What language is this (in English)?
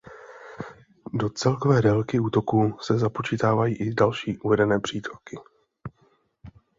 Czech